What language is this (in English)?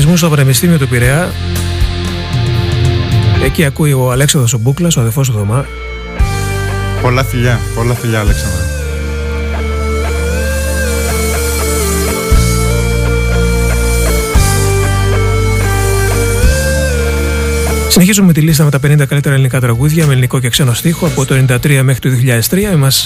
Greek